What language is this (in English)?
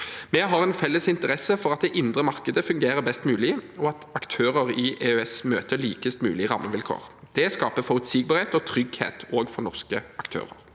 Norwegian